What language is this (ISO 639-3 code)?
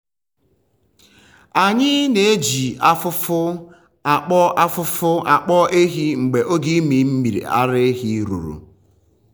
ibo